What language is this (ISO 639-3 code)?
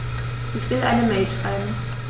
deu